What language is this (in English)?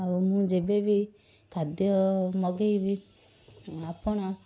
Odia